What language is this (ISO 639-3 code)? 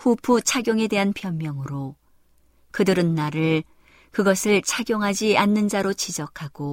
kor